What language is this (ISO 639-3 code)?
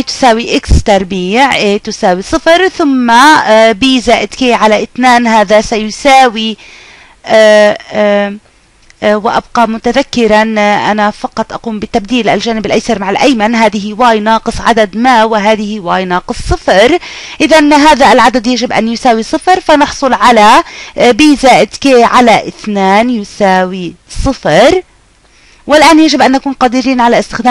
ara